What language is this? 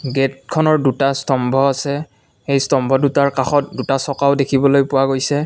Assamese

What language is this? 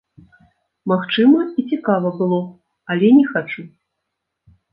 Belarusian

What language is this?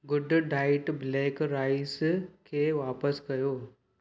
Sindhi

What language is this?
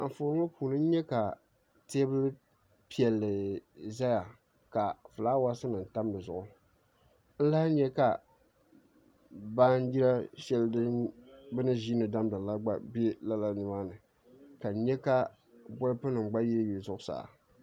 Dagbani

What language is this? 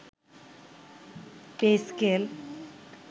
Bangla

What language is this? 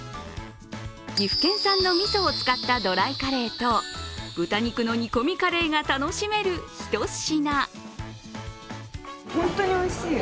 Japanese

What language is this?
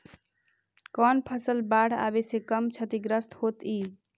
Magahi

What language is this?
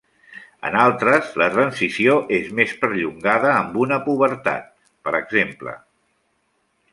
Catalan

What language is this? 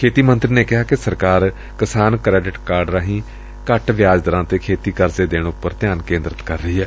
Punjabi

